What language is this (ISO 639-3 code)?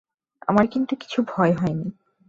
ben